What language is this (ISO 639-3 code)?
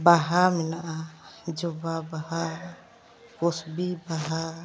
sat